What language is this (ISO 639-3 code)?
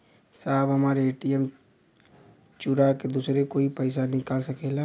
bho